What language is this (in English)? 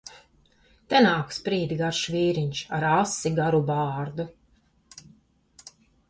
Latvian